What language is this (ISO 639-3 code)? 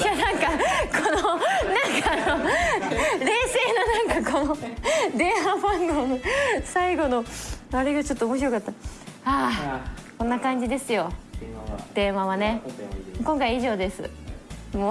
jpn